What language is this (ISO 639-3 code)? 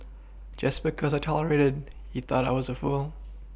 eng